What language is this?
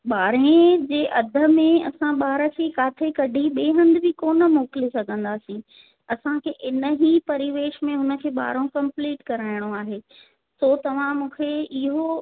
Sindhi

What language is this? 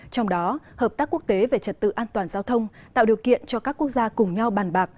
Vietnamese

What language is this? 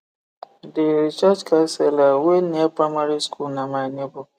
Nigerian Pidgin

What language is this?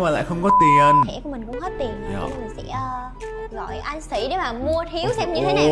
Vietnamese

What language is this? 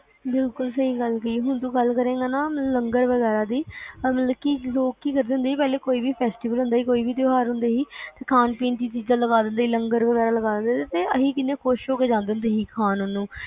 Punjabi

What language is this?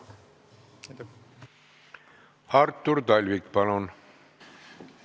Estonian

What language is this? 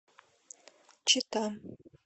Russian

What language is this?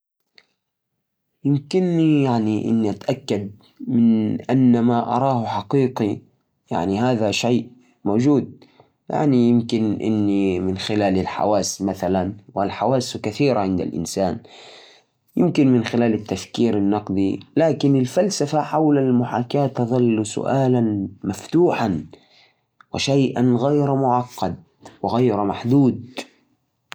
Najdi Arabic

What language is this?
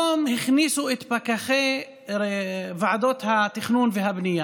Hebrew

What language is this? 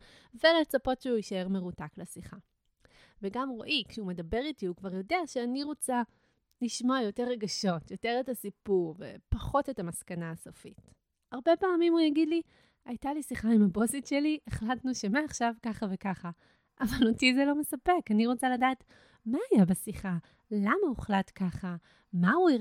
Hebrew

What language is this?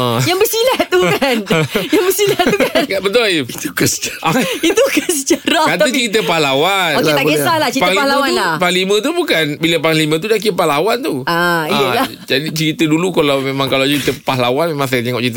Malay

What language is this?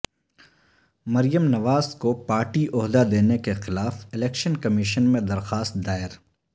Urdu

